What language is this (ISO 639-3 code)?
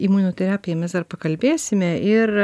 lit